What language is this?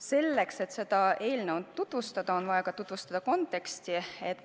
Estonian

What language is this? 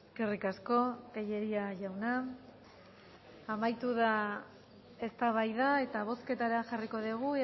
Basque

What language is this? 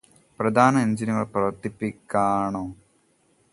Malayalam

